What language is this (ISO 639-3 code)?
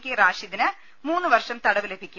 mal